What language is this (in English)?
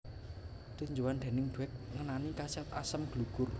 Javanese